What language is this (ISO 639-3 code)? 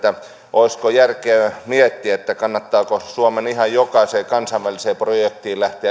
fin